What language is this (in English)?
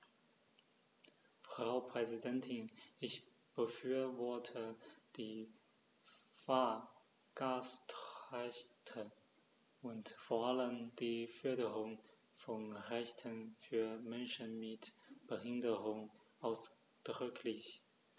German